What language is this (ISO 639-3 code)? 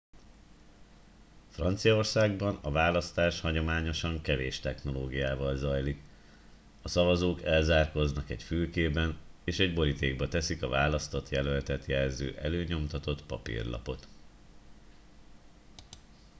hun